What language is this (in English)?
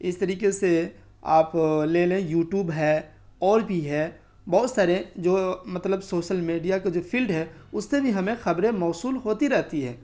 Urdu